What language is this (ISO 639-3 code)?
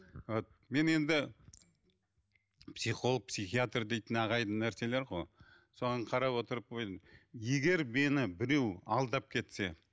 kaz